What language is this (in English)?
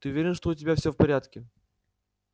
Russian